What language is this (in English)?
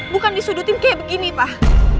Indonesian